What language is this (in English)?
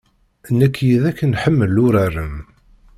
Kabyle